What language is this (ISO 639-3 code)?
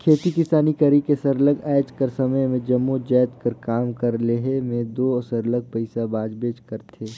hne